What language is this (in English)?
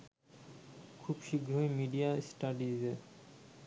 Bangla